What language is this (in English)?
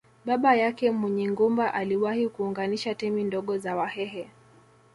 Swahili